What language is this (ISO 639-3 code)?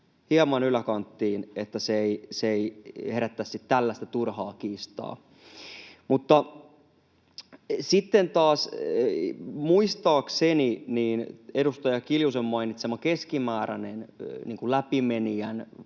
fin